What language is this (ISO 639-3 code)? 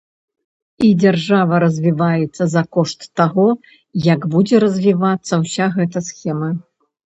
bel